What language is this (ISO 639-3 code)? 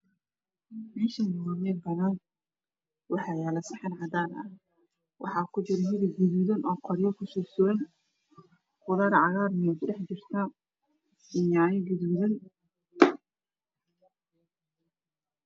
som